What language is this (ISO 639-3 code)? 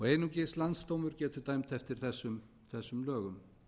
isl